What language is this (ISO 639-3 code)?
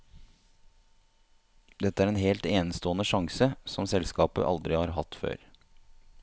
nor